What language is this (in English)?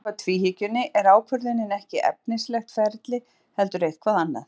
Icelandic